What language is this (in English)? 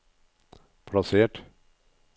Norwegian